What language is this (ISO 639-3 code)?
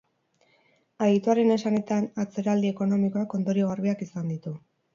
eus